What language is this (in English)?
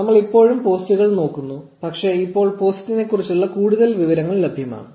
Malayalam